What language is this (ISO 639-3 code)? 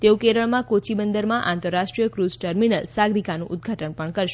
guj